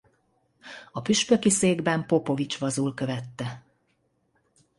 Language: Hungarian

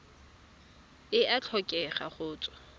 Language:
Tswana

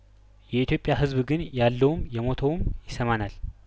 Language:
Amharic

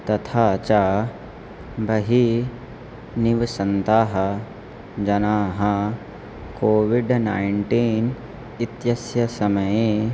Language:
Sanskrit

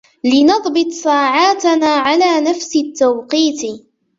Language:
Arabic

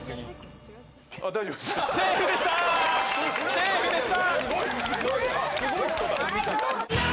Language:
Japanese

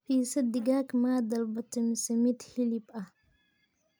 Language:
Somali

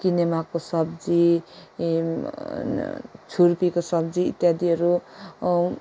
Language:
Nepali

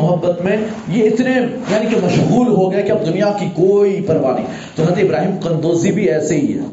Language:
Urdu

